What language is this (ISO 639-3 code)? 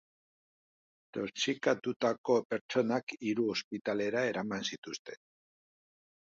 eus